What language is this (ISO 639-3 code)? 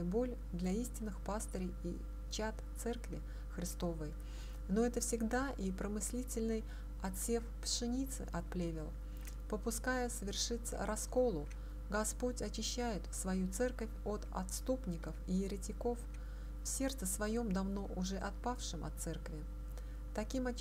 rus